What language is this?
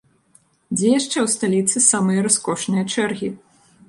Belarusian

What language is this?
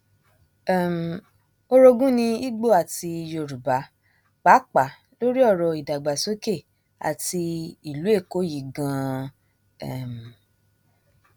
Yoruba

